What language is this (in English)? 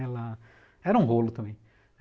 Portuguese